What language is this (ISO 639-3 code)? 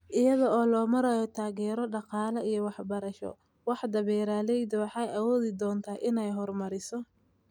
som